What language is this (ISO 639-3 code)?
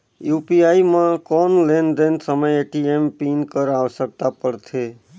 hne